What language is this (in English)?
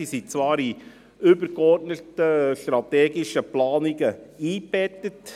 Swiss German